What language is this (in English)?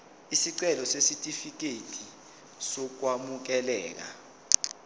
Zulu